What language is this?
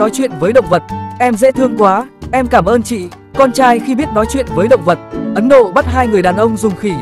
Vietnamese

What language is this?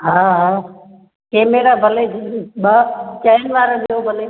Sindhi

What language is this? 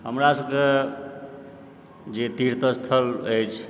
Maithili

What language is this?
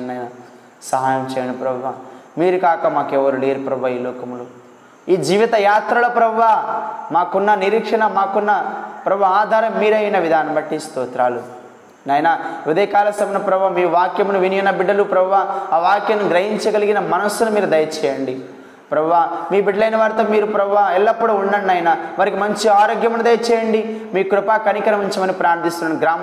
Telugu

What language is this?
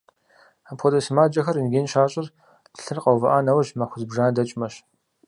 Kabardian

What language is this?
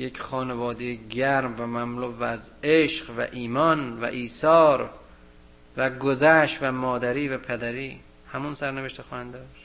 Persian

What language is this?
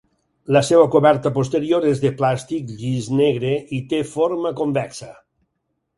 Catalan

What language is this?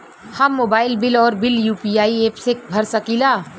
Bhojpuri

